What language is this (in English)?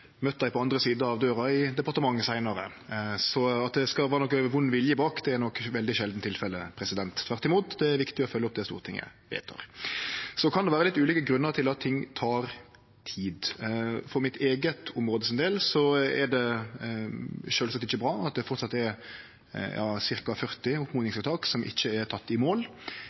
Norwegian Nynorsk